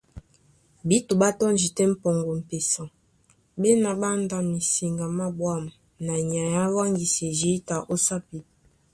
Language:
Duala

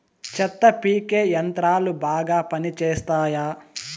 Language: Telugu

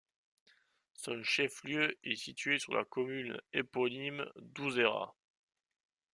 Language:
French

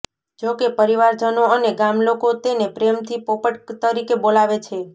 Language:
Gujarati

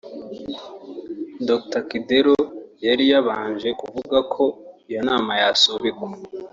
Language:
Kinyarwanda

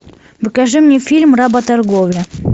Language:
Russian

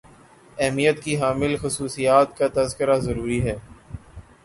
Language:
Urdu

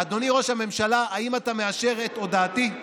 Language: Hebrew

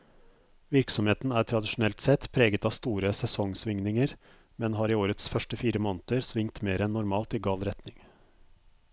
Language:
Norwegian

